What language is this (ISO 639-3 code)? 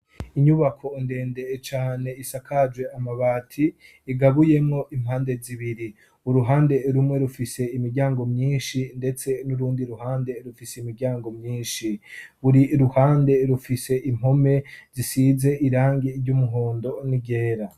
run